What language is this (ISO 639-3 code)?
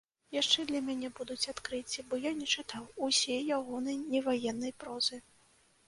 bel